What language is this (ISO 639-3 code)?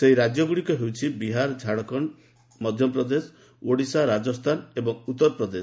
ori